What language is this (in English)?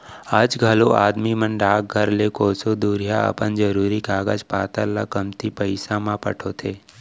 Chhattisgarhi